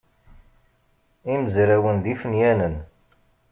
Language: Kabyle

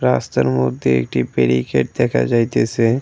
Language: Bangla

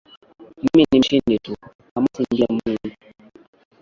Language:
Swahili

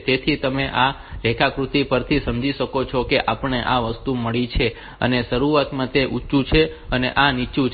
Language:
Gujarati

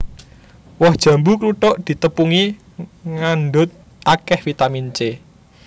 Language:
Javanese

